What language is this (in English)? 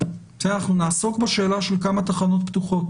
Hebrew